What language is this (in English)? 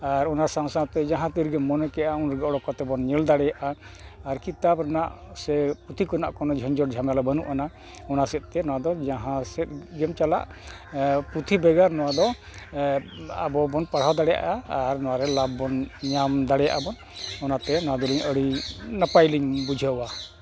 Santali